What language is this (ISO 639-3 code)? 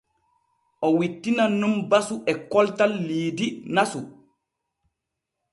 fue